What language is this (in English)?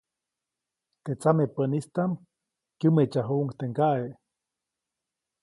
Copainalá Zoque